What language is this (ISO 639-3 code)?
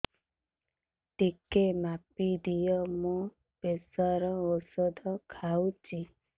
ori